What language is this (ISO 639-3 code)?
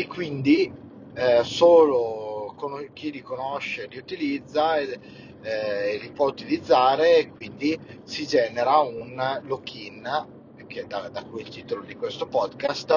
ita